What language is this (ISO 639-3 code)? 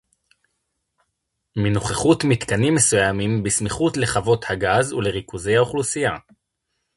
heb